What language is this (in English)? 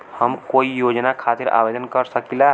Bhojpuri